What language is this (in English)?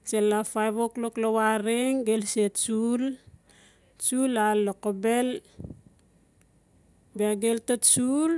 Notsi